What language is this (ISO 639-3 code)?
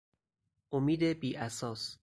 fas